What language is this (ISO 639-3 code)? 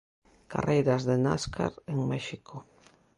glg